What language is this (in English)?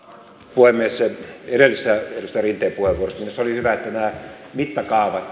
Finnish